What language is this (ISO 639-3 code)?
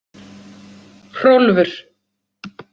isl